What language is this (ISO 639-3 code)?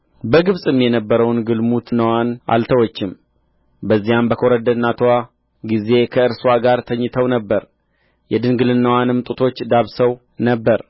amh